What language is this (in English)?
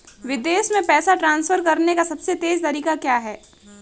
Hindi